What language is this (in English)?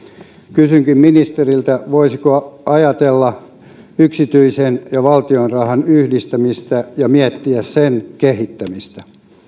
Finnish